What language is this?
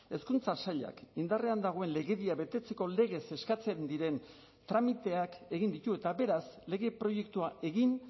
Basque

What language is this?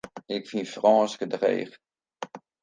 Western Frisian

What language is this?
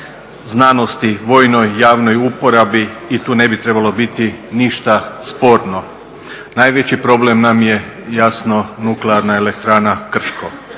Croatian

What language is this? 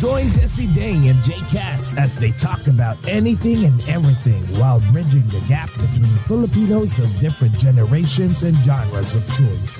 Filipino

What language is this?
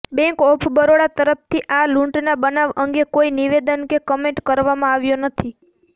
Gujarati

